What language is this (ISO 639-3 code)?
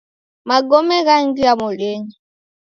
dav